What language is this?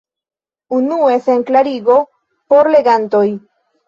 Esperanto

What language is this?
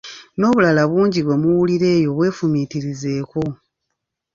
Ganda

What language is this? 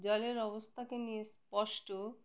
Bangla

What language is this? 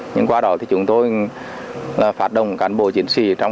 Vietnamese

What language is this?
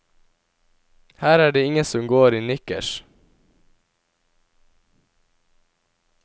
Norwegian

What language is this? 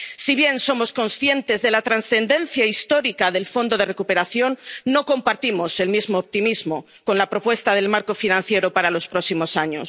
Spanish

